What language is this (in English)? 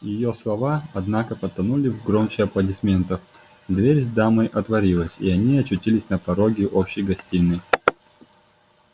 Russian